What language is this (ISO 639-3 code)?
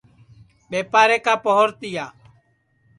ssi